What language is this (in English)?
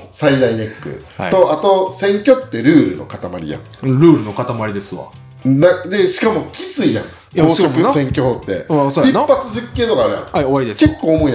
Japanese